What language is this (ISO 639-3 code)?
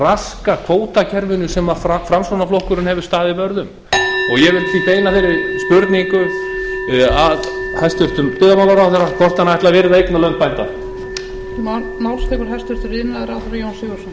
isl